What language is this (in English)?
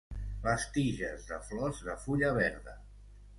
Catalan